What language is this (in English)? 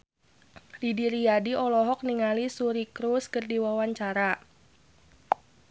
Sundanese